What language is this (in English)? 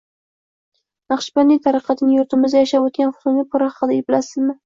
Uzbek